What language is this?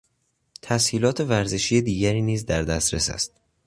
Persian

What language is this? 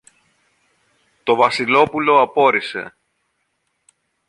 Greek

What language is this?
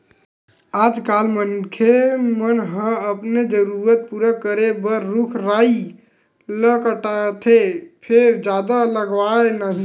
Chhattisgarhi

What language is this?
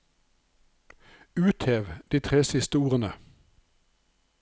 Norwegian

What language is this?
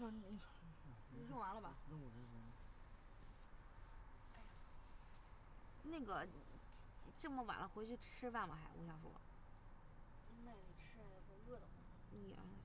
Chinese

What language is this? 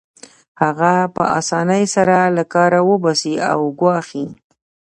Pashto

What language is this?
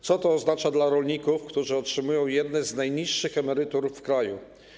Polish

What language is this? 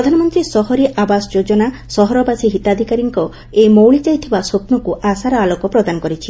Odia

